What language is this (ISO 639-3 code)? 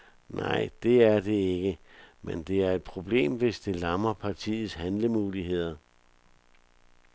dan